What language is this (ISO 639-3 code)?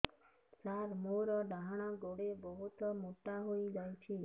ori